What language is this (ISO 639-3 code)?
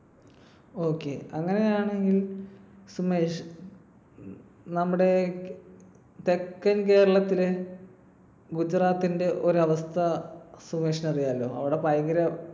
mal